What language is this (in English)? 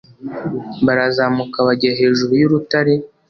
Kinyarwanda